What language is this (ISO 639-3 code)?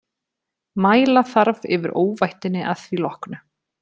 isl